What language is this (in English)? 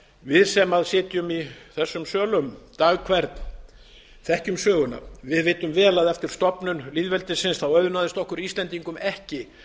Icelandic